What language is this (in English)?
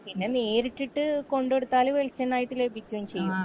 Malayalam